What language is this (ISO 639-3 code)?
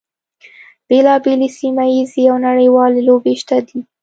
pus